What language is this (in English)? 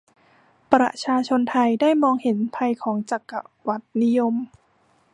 Thai